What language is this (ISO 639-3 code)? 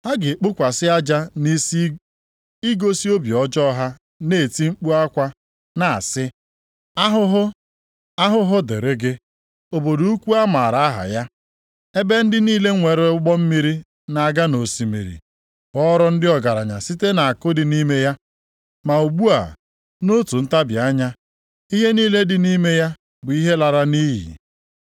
ibo